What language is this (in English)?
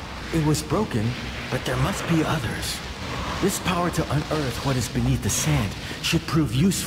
English